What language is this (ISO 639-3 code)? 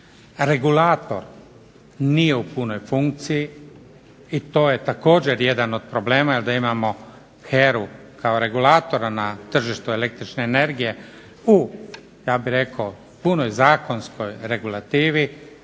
hrv